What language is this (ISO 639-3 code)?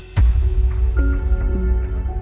ind